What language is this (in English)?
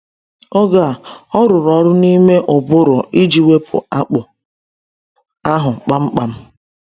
Igbo